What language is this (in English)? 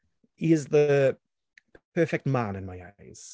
English